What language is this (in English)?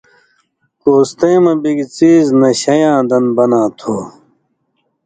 Indus Kohistani